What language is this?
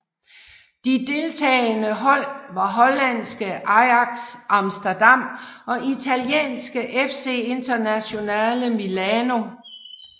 Danish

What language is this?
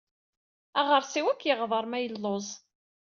Kabyle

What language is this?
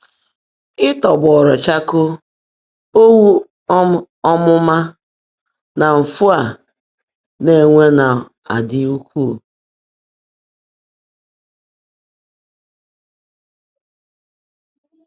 Igbo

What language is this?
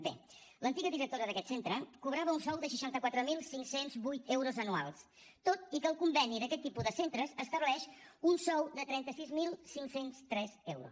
Catalan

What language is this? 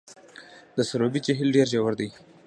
Pashto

